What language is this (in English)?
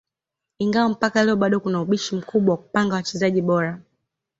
Swahili